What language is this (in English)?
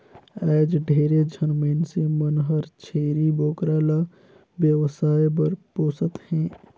Chhattisgarhi